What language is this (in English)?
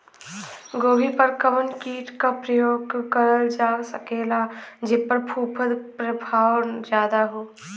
Bhojpuri